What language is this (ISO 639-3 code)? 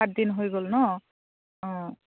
asm